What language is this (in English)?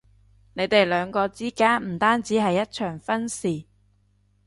Cantonese